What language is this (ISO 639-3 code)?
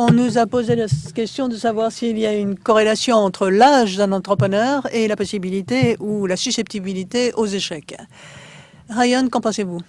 fra